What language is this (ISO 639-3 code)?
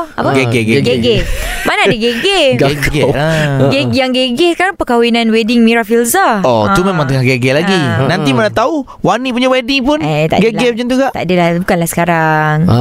msa